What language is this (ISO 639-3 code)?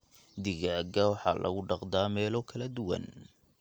som